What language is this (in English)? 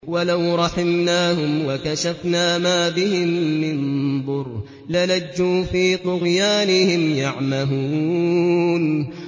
Arabic